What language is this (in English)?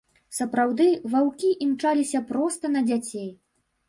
Belarusian